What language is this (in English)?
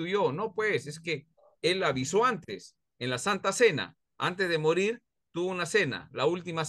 Spanish